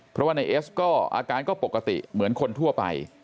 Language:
Thai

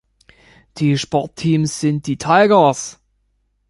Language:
German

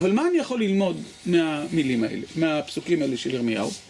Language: Hebrew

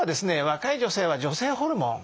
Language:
Japanese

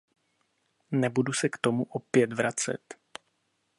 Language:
Czech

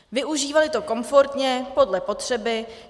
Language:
Czech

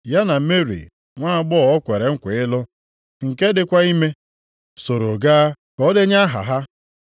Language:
Igbo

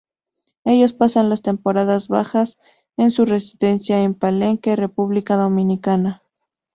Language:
Spanish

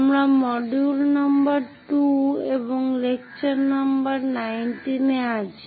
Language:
Bangla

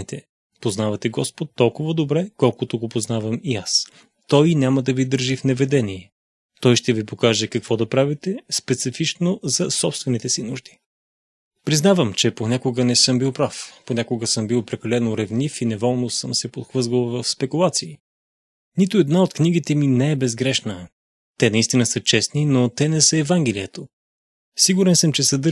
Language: Bulgarian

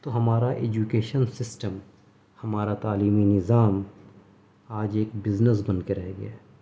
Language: Urdu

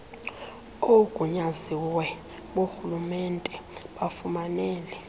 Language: Xhosa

